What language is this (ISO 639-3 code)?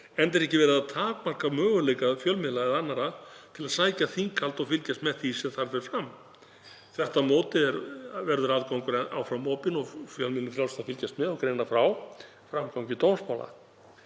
isl